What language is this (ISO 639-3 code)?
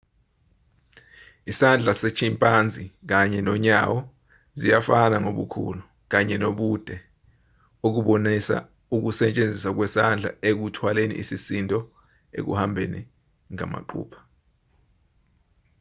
zul